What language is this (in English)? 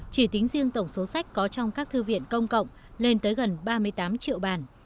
Vietnamese